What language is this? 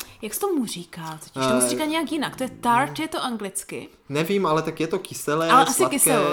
Czech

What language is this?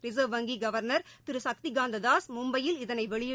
Tamil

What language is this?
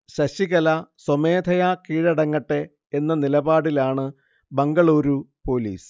Malayalam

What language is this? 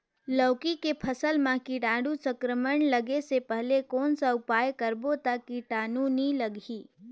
Chhattisgarhi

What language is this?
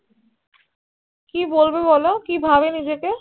Bangla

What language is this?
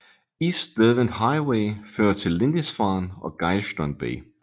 Danish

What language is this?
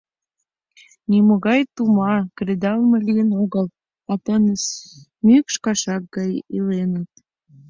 Mari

